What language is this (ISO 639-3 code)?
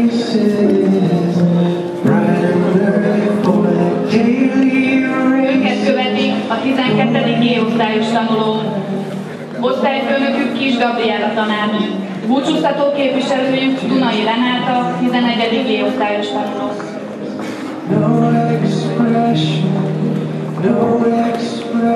hun